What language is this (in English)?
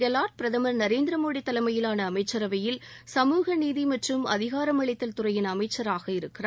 Tamil